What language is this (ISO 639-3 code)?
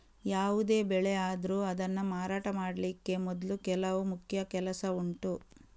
kan